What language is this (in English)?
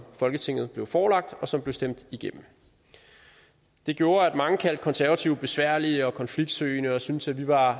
Danish